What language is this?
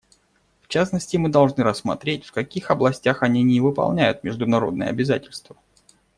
Russian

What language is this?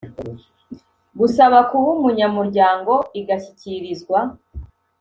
Kinyarwanda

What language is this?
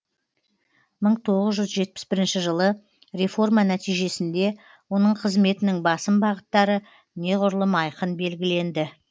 Kazakh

